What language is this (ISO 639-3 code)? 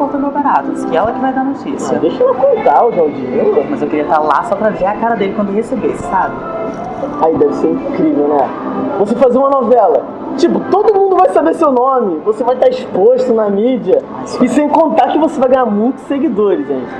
por